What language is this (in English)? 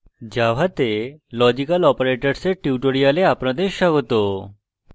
Bangla